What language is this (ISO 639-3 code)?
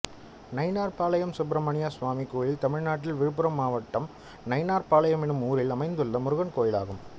tam